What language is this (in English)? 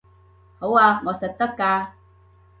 Cantonese